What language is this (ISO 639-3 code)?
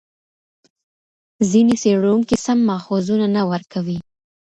pus